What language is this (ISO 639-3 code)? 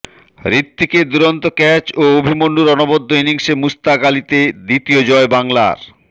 ben